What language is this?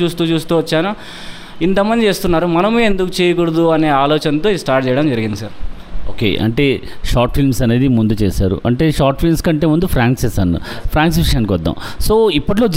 Telugu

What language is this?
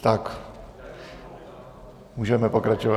Czech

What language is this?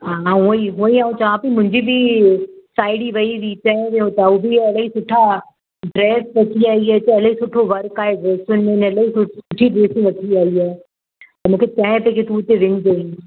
Sindhi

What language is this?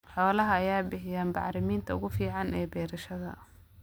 Somali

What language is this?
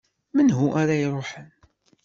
Kabyle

